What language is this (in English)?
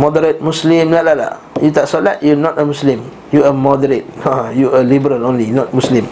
Malay